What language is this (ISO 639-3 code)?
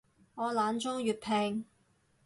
yue